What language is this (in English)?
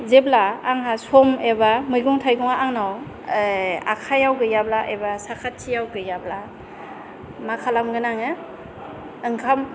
Bodo